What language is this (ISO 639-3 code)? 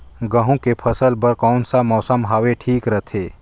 hne